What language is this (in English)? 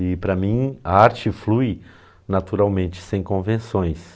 Portuguese